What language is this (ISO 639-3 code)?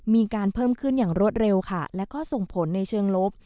tha